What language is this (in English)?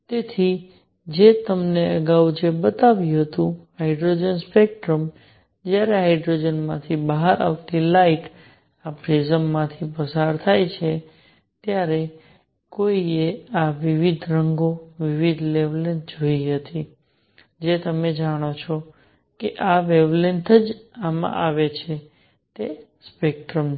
Gujarati